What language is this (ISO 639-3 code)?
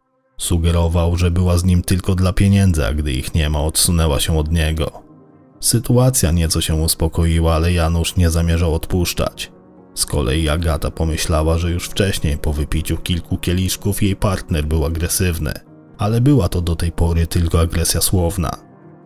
pol